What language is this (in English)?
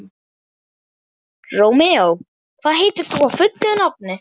Icelandic